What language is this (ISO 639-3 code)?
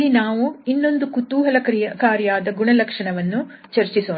kan